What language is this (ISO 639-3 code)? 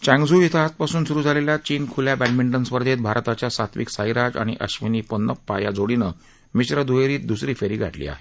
mar